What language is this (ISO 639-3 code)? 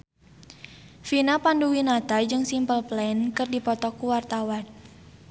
sun